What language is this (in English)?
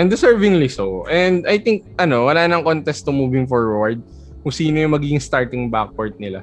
Filipino